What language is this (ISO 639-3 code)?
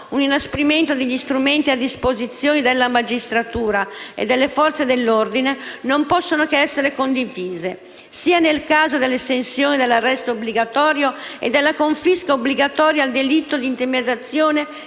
ita